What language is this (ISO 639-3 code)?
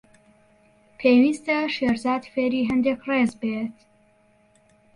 ckb